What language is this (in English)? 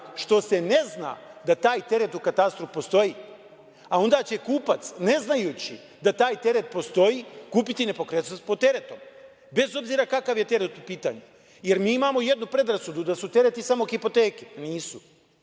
Serbian